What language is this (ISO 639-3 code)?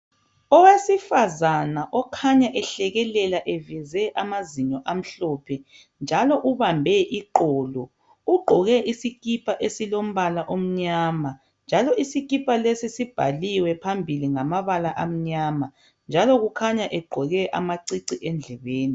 nde